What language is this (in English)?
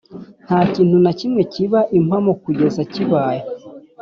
Kinyarwanda